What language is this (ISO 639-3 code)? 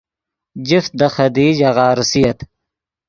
ydg